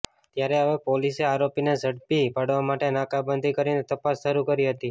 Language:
Gujarati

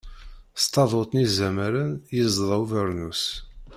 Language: Kabyle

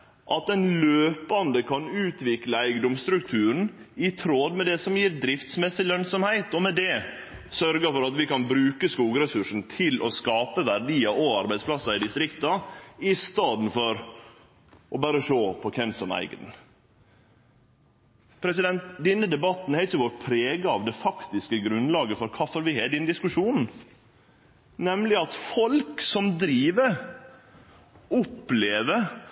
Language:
Norwegian Nynorsk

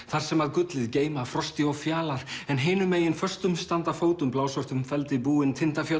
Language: Icelandic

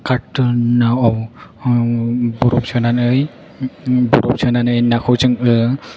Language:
Bodo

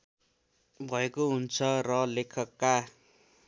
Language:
Nepali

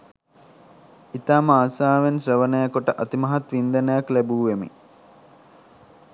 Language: Sinhala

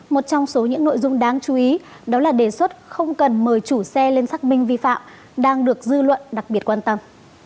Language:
Vietnamese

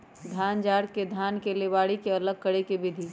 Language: Magahi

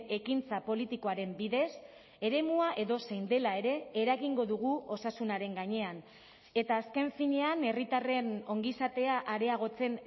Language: Basque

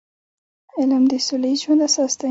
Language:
Pashto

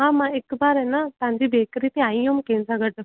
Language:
Sindhi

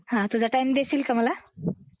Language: Marathi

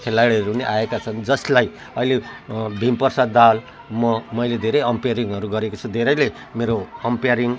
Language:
Nepali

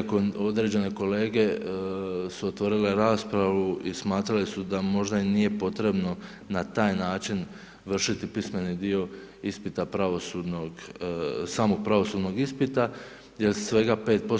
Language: Croatian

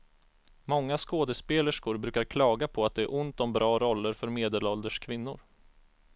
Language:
Swedish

